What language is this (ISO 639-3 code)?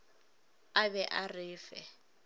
nso